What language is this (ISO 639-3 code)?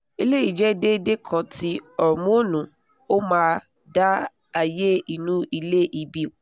yor